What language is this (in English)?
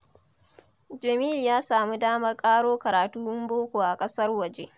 Hausa